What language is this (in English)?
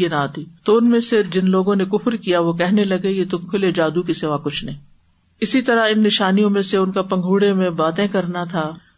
Urdu